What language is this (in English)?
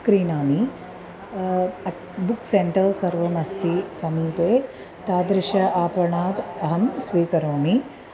Sanskrit